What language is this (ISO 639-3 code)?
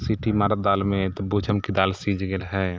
mai